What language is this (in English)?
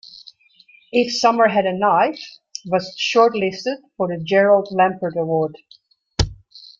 English